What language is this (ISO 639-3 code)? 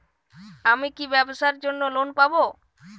ben